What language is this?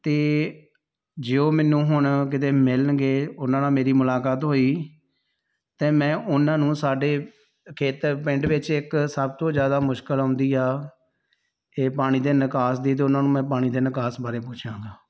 Punjabi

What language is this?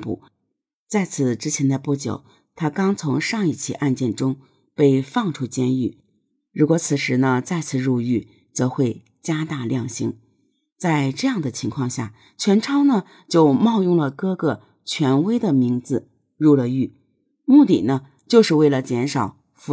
Chinese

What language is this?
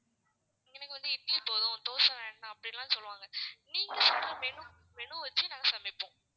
Tamil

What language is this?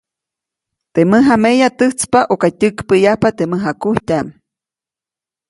Copainalá Zoque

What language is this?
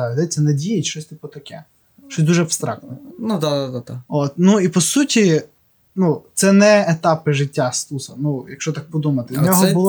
Ukrainian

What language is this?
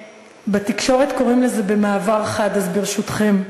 Hebrew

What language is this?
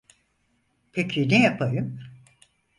Turkish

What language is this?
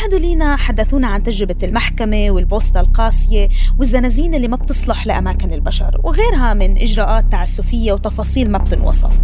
Arabic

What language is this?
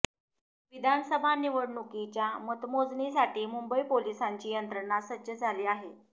Marathi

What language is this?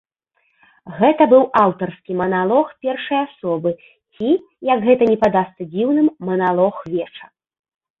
Belarusian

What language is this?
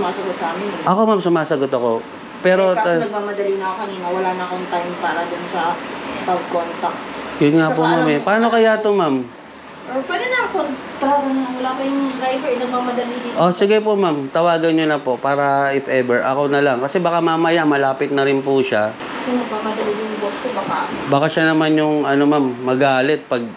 Filipino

